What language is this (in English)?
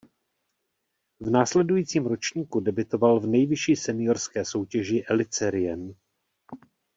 Czech